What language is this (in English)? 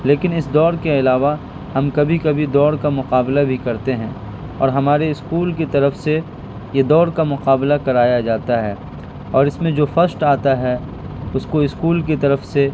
Urdu